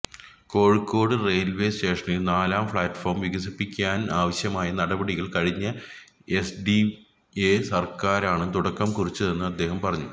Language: Malayalam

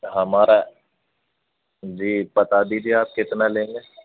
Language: Urdu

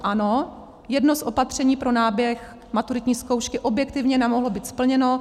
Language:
Czech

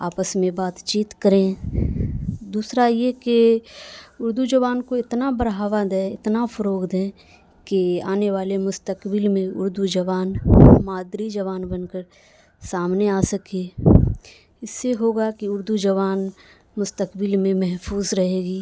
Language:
Urdu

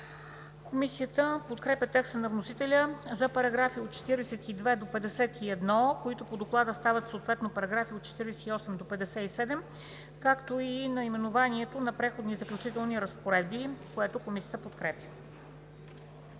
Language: Bulgarian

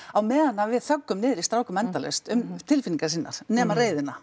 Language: Icelandic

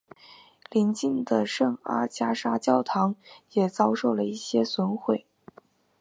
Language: Chinese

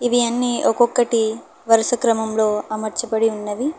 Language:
Telugu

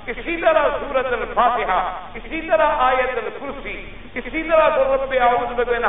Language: Arabic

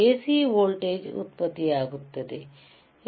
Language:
Kannada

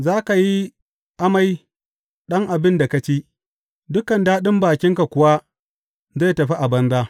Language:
Hausa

